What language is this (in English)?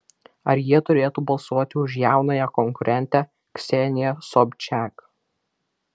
Lithuanian